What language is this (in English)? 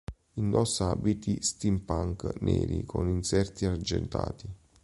Italian